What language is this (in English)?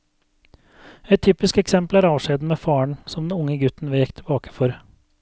Norwegian